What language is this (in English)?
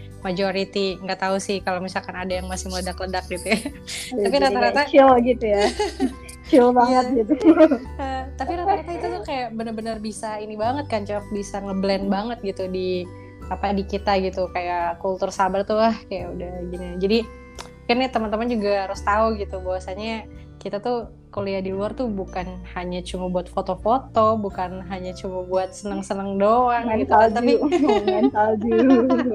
Indonesian